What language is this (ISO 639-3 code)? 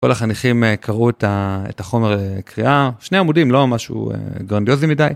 heb